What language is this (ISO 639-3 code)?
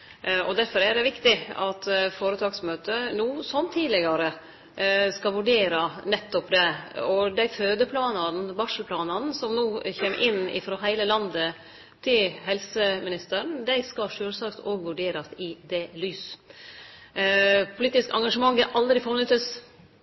nno